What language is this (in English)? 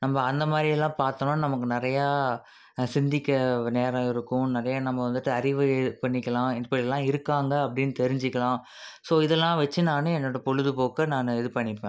Tamil